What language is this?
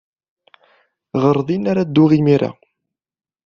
Kabyle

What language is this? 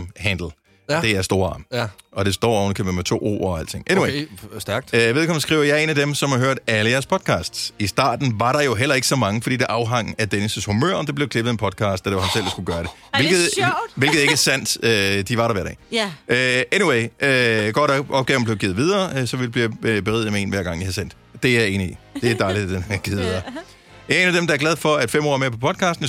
Danish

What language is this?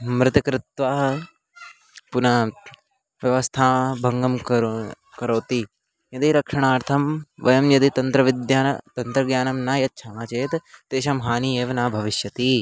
Sanskrit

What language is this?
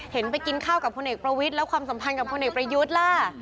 Thai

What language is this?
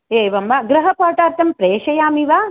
Sanskrit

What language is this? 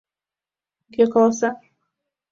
Mari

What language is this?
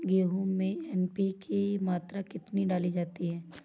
Hindi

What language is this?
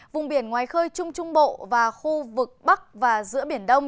Vietnamese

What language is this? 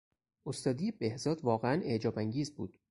Persian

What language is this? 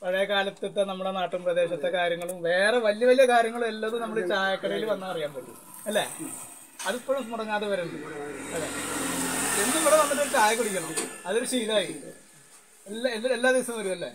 Italian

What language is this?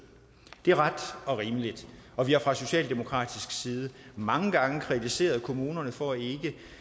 Danish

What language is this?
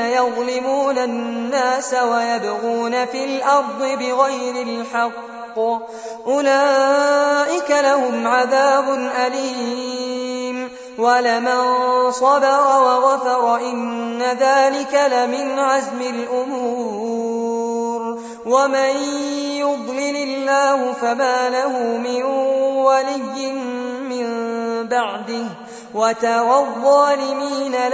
Arabic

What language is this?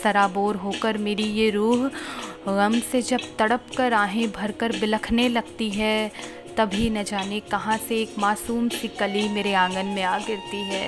Hindi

